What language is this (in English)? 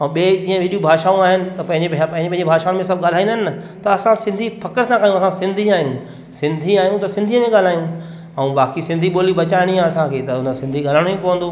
Sindhi